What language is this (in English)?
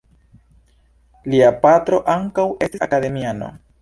Esperanto